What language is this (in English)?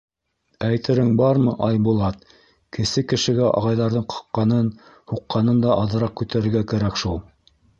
Bashkir